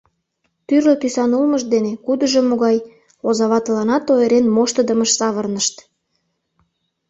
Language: Mari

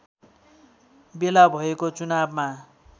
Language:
Nepali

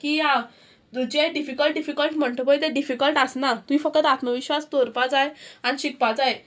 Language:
Konkani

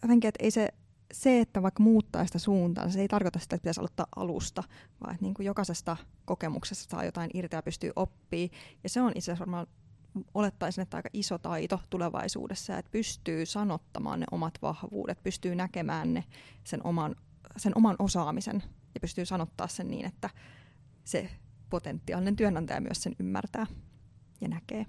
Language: Finnish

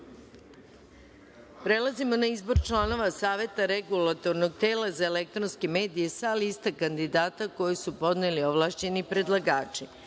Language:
Serbian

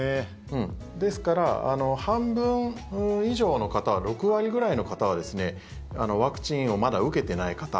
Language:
Japanese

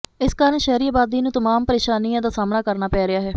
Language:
Punjabi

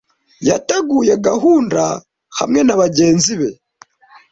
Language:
Kinyarwanda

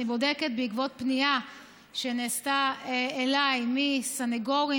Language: Hebrew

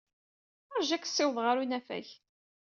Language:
Kabyle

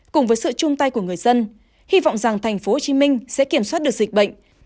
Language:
Vietnamese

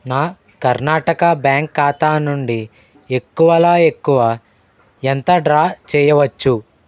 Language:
Telugu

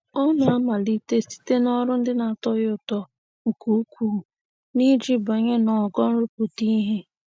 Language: Igbo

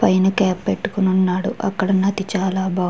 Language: Telugu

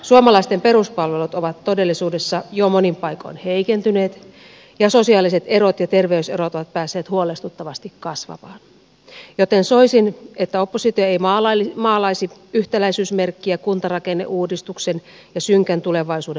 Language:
Finnish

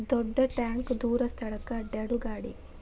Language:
Kannada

